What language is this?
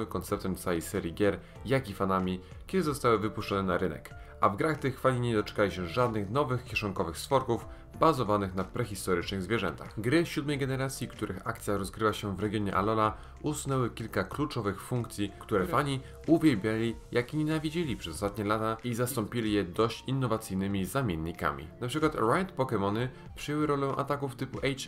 Polish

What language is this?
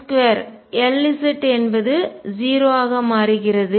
Tamil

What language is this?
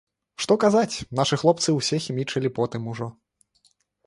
Belarusian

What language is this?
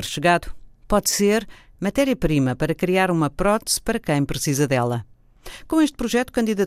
Portuguese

